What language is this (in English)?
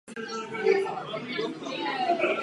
Czech